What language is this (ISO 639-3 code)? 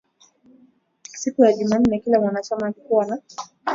swa